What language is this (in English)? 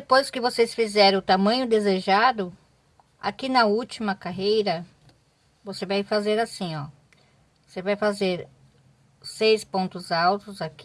Portuguese